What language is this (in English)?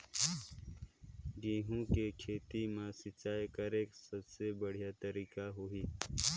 Chhattisgarhi